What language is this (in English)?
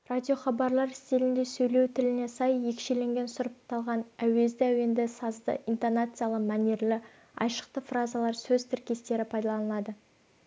Kazakh